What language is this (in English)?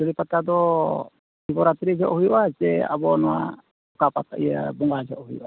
Santali